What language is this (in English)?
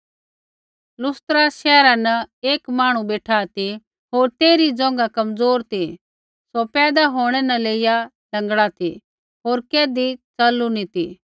Kullu Pahari